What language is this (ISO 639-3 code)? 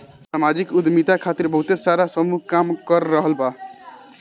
bho